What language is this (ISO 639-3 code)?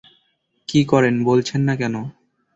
ben